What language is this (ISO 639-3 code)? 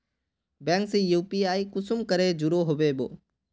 mag